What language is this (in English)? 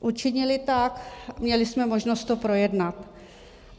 Czech